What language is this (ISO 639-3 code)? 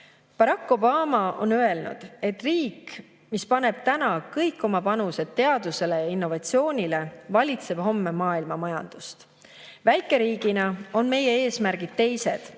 est